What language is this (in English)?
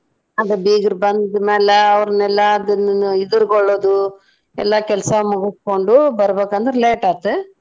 Kannada